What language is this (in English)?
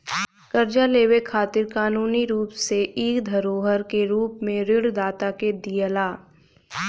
Bhojpuri